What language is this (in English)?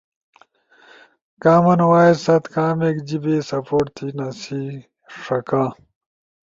Ushojo